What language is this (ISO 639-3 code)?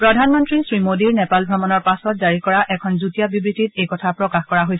asm